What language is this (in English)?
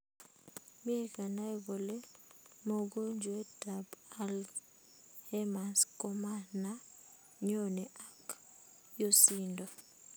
Kalenjin